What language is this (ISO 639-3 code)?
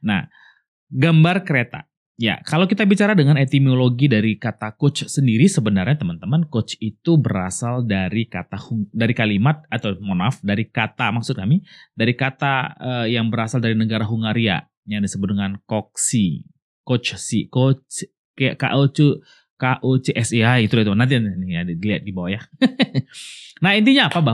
ind